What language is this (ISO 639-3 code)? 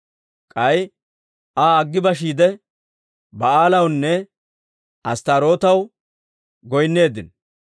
dwr